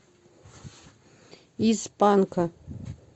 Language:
Russian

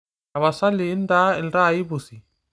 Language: Masai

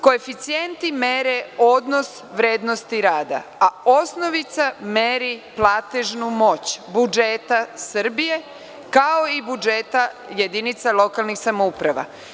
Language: Serbian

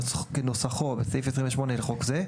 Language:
Hebrew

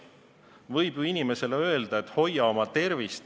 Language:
Estonian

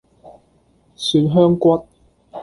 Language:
Cantonese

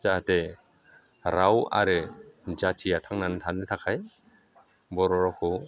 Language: Bodo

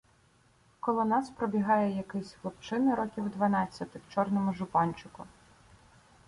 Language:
Ukrainian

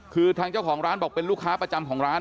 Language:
Thai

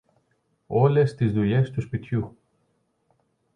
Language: Greek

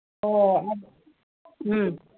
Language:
Manipuri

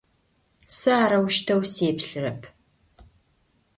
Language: Adyghe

